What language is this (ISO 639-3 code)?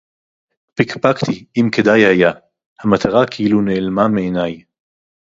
heb